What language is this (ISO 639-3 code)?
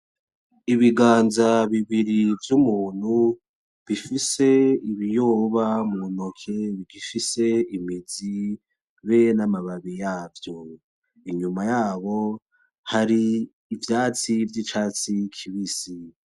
run